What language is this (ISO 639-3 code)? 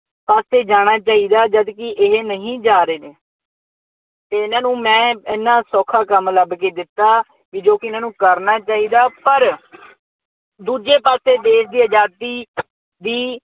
pan